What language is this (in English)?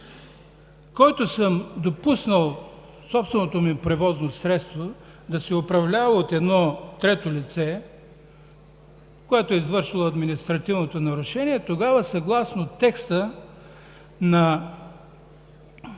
Bulgarian